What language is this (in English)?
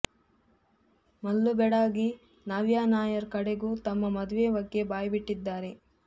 Kannada